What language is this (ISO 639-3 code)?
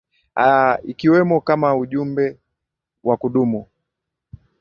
swa